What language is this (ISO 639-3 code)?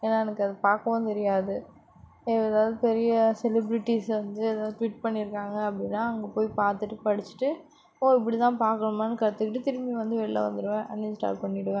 tam